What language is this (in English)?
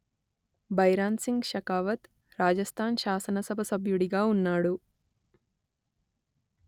Telugu